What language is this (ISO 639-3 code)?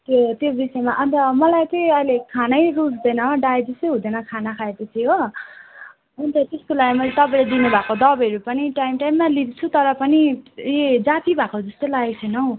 nep